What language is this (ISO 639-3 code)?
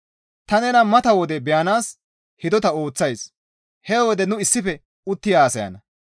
gmv